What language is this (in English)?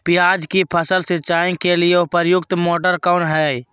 Magahi